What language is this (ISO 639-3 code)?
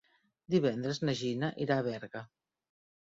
cat